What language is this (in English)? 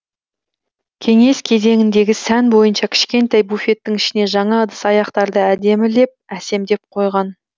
Kazakh